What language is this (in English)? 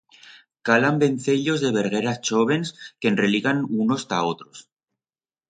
Aragonese